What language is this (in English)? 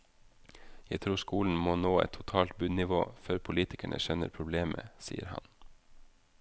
Norwegian